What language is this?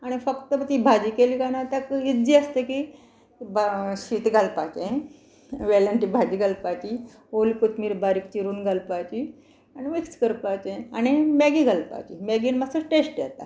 Konkani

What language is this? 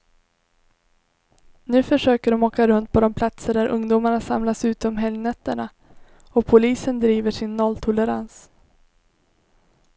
Swedish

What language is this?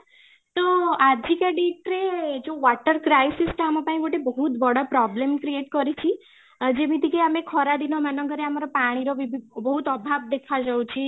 Odia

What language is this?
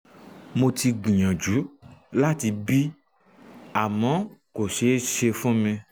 Yoruba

